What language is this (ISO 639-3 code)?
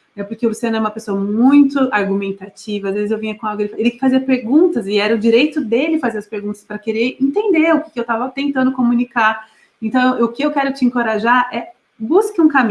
por